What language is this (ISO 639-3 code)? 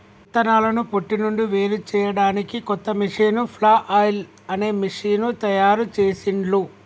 tel